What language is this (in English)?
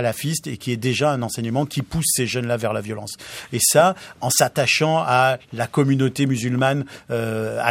French